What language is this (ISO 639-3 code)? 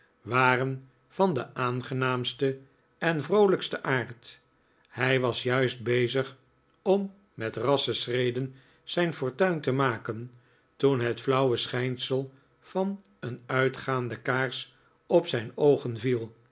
nld